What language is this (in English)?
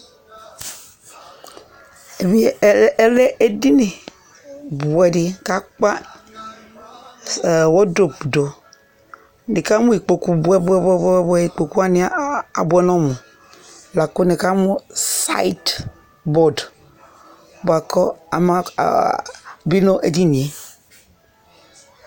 Ikposo